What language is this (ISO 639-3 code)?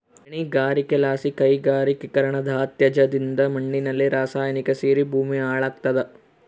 kan